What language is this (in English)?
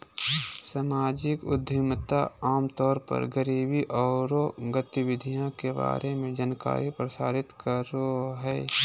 Magahi